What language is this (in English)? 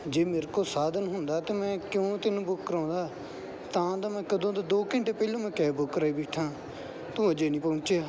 Punjabi